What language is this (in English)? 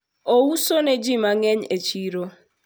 Luo (Kenya and Tanzania)